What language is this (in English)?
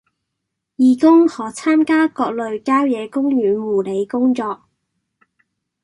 Cantonese